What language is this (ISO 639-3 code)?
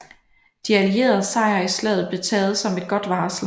dan